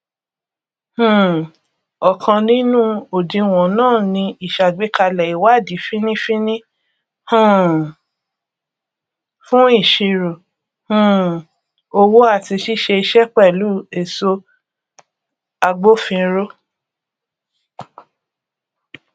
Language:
Yoruba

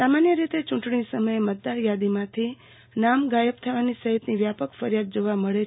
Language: Gujarati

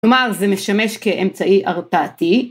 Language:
Hebrew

